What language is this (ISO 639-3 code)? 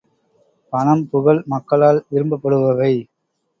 tam